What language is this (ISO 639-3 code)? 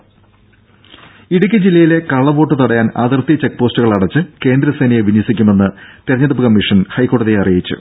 mal